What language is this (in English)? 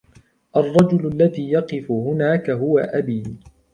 Arabic